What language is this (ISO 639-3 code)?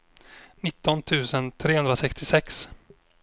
swe